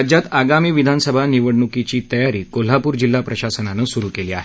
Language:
Marathi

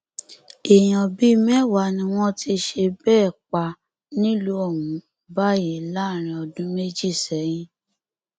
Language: Yoruba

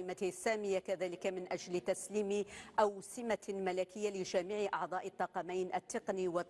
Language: Arabic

